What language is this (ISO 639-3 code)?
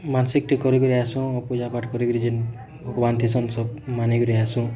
ori